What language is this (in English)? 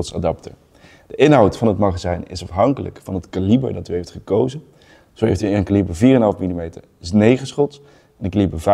Dutch